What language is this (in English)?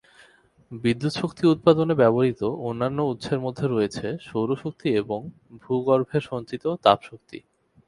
Bangla